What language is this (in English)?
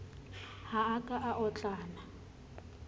Southern Sotho